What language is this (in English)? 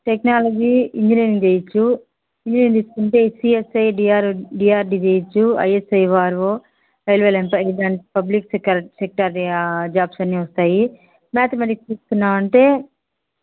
Telugu